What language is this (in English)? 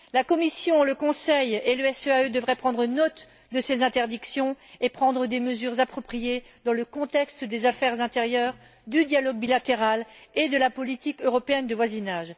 French